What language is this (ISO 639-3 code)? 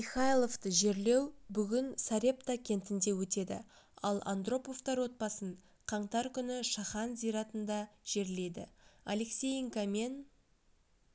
kaz